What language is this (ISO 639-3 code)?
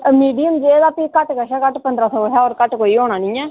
doi